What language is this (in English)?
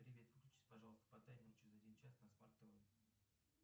Russian